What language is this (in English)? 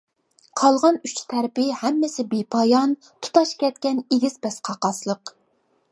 Uyghur